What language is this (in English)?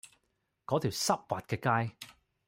Cantonese